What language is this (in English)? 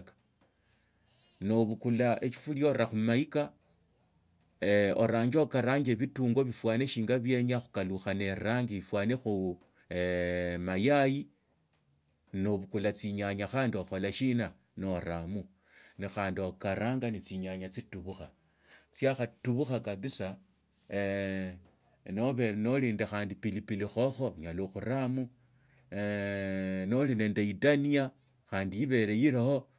Tsotso